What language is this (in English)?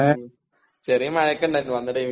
Malayalam